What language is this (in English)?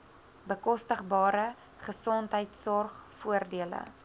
Afrikaans